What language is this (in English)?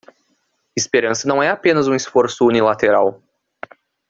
Portuguese